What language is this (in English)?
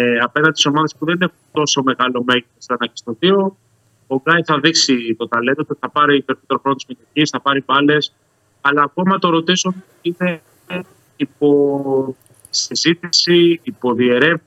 Greek